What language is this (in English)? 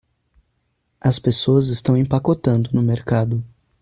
Portuguese